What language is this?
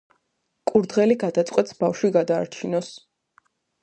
Georgian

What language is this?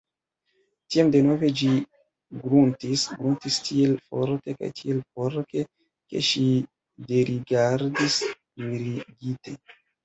Esperanto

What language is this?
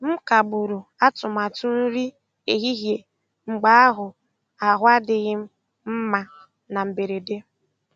Igbo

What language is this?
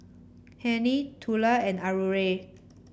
English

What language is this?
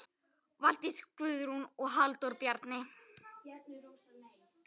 Icelandic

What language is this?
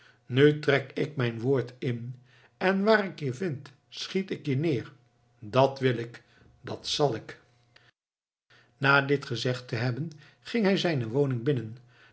Dutch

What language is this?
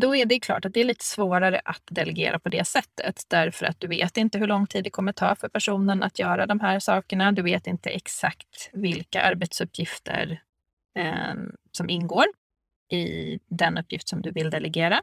Swedish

